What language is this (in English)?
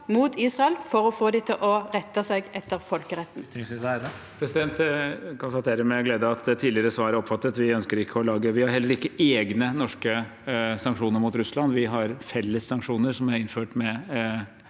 Norwegian